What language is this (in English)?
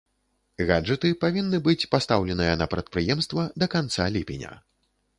Belarusian